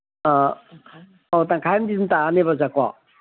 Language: Manipuri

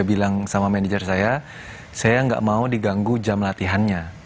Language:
Indonesian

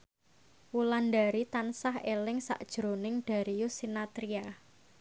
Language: Javanese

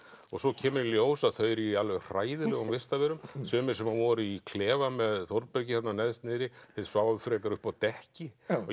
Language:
Icelandic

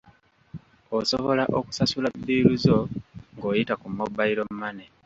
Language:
Ganda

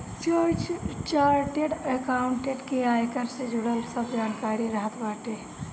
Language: Bhojpuri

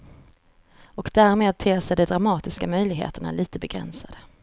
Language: Swedish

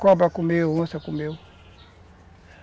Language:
Portuguese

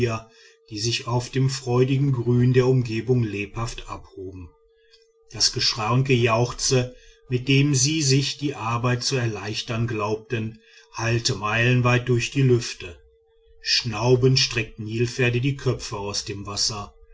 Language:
German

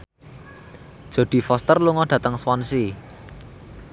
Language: Javanese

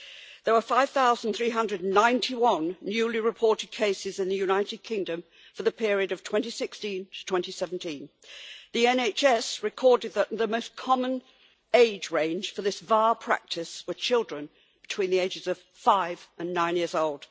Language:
English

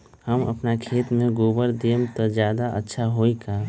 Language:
Magahi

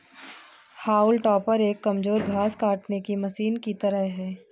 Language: Hindi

